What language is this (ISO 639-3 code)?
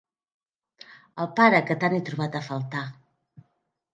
cat